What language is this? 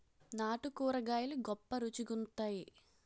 Telugu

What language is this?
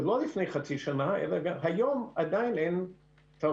Hebrew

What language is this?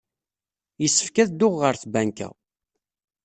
Kabyle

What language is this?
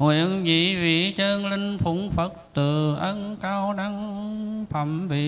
Vietnamese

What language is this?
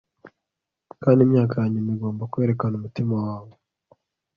Kinyarwanda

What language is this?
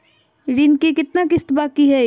Magahi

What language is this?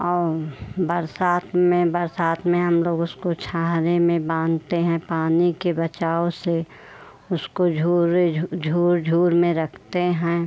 Hindi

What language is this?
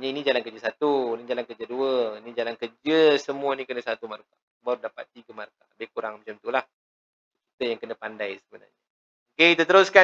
Malay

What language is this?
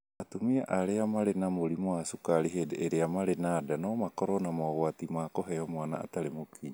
Kikuyu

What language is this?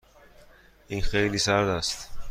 Persian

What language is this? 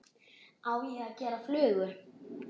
Icelandic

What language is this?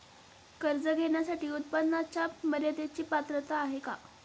Marathi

